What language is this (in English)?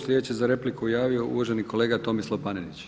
Croatian